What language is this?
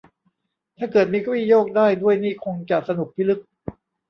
Thai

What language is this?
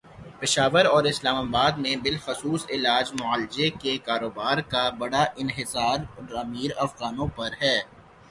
Urdu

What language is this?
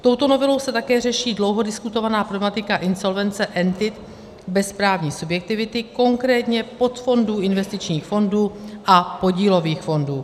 Czech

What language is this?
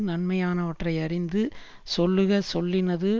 Tamil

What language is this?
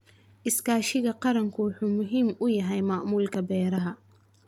Somali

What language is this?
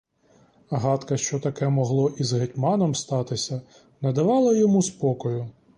Ukrainian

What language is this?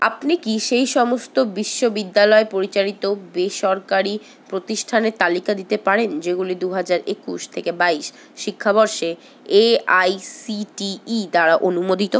Bangla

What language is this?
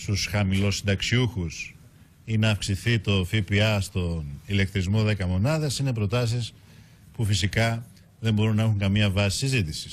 Greek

